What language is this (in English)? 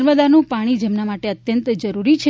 Gujarati